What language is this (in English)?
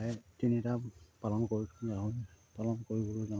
Assamese